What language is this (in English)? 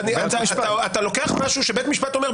Hebrew